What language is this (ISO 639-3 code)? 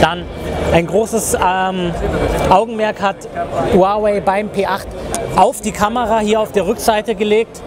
deu